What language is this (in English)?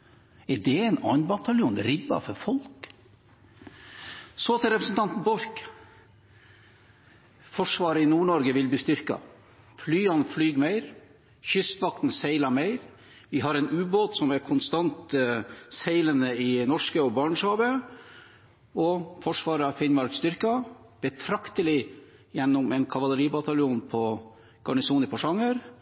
Norwegian Bokmål